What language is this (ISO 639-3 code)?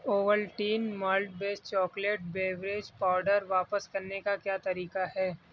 urd